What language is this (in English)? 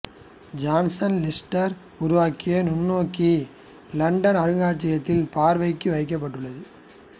Tamil